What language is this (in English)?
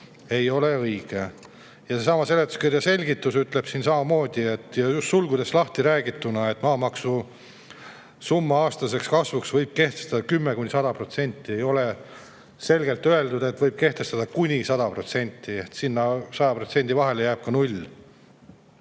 Estonian